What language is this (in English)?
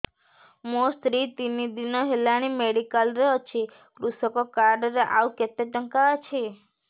Odia